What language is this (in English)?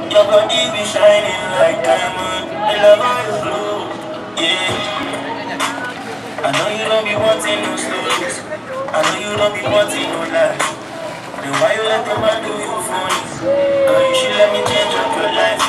English